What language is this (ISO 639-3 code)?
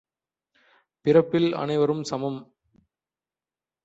tam